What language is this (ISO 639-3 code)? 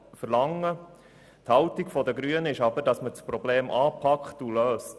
gsw